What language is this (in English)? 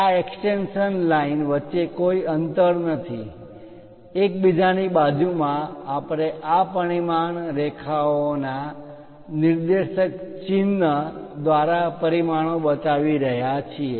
Gujarati